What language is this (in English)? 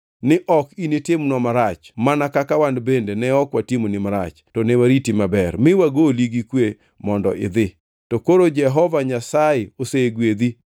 Luo (Kenya and Tanzania)